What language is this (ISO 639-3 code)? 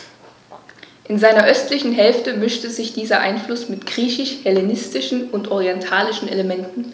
deu